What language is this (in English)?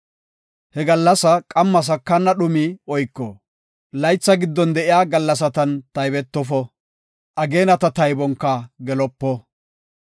Gofa